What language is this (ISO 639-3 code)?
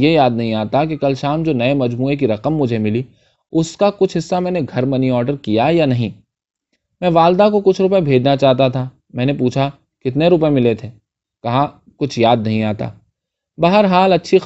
urd